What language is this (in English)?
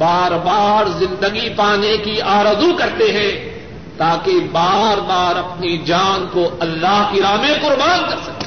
Urdu